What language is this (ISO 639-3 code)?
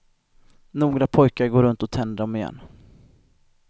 swe